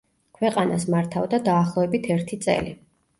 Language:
Georgian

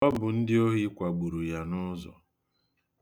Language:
Igbo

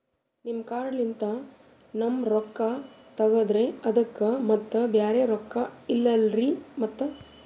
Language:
Kannada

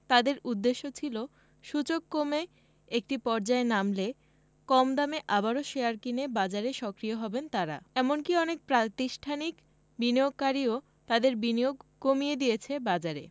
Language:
Bangla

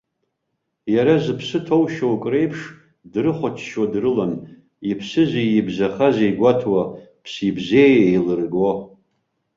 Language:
Abkhazian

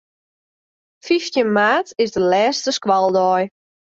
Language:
Western Frisian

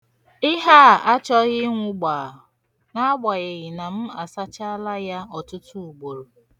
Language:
Igbo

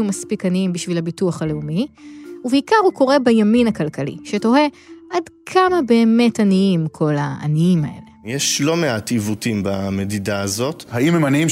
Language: Hebrew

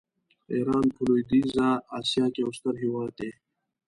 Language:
Pashto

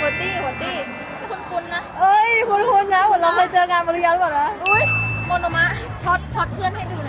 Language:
Thai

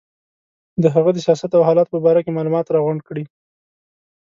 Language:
Pashto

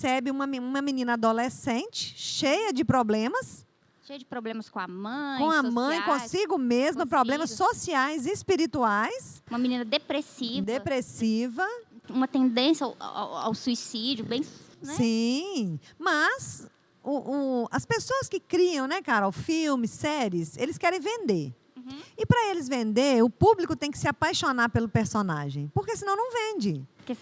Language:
Portuguese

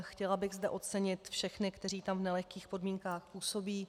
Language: Czech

